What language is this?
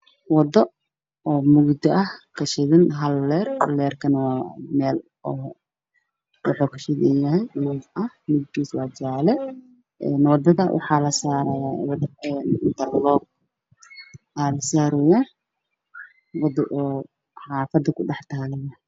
Somali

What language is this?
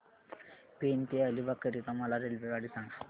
Marathi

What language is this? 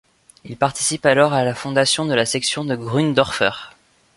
French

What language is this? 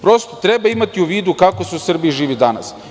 Serbian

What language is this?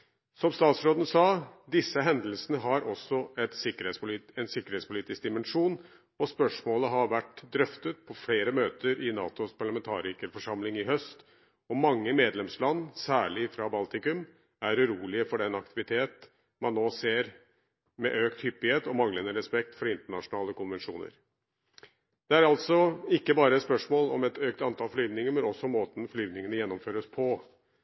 Norwegian Bokmål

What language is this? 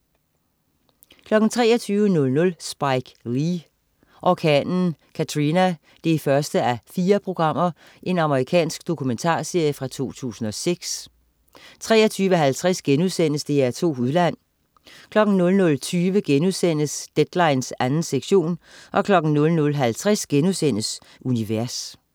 Danish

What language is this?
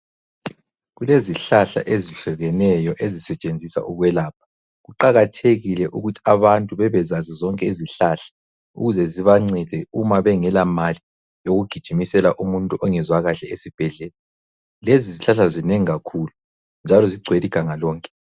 North Ndebele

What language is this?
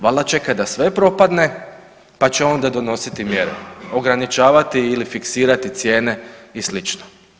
Croatian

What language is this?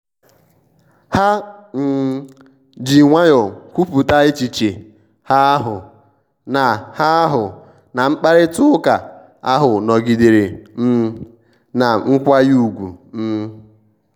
Igbo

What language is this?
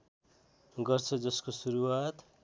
Nepali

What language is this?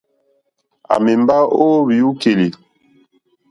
Mokpwe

